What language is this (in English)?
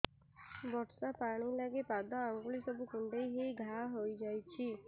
Odia